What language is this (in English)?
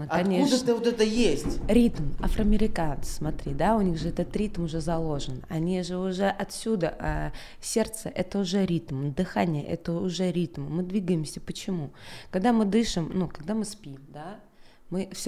Russian